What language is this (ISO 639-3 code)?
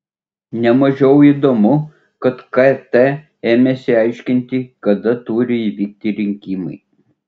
lit